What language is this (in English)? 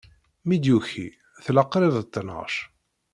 Kabyle